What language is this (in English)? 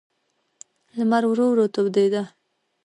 Pashto